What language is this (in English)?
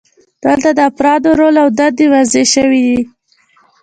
Pashto